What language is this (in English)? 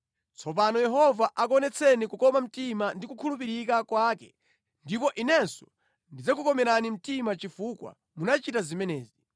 Nyanja